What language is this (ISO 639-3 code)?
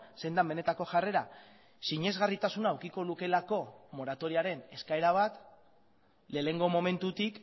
eus